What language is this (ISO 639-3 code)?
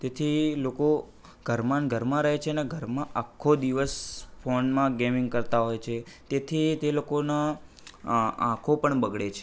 guj